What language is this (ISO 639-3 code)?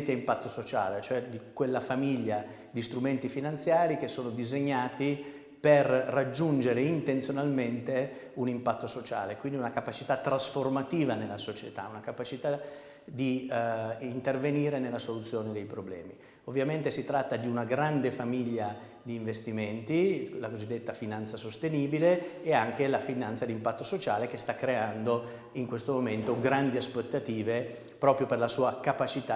ita